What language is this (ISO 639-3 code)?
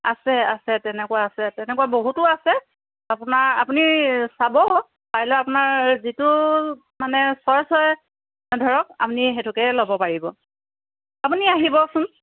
asm